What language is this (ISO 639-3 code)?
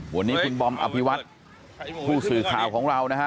tha